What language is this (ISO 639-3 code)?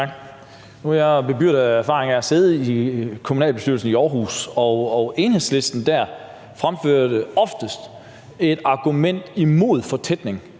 dan